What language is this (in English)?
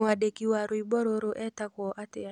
Kikuyu